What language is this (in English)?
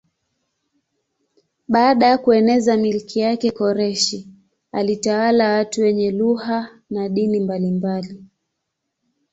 Swahili